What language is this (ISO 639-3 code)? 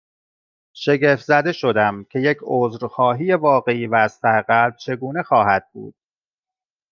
fas